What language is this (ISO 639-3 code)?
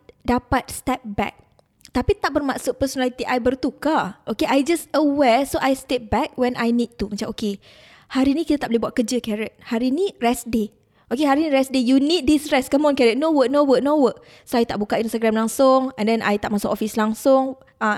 msa